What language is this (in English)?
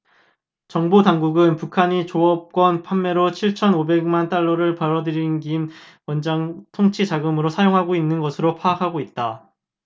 Korean